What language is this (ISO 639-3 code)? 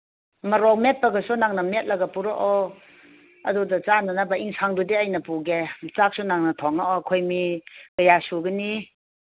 mni